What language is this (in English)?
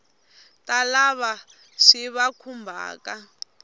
Tsonga